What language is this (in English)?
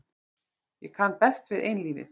Icelandic